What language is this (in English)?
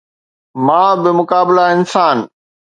Sindhi